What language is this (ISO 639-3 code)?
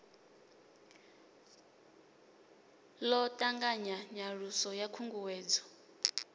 ven